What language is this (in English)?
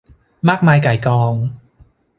Thai